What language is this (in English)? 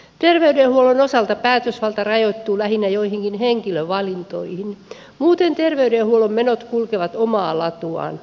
Finnish